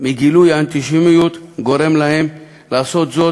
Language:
Hebrew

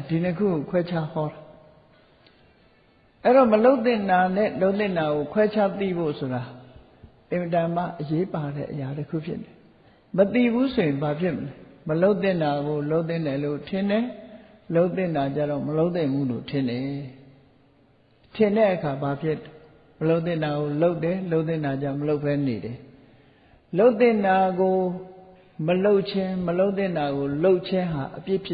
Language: Vietnamese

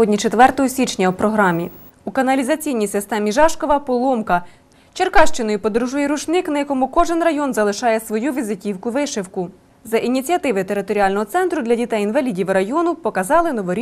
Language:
Ukrainian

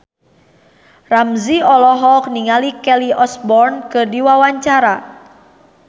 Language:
Sundanese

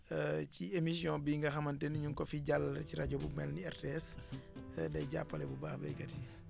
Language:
Wolof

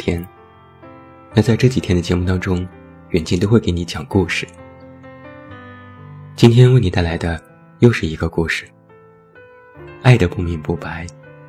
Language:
Chinese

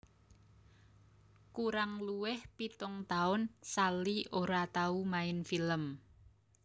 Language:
Javanese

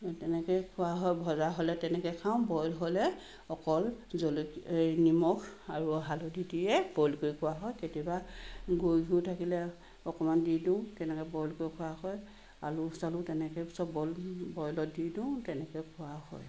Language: Assamese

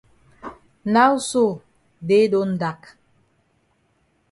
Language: Cameroon Pidgin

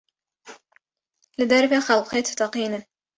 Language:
Kurdish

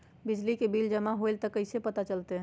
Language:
Magahi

